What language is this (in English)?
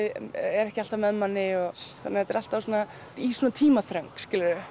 Icelandic